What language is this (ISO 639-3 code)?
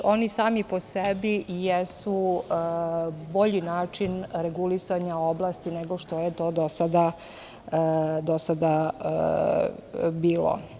srp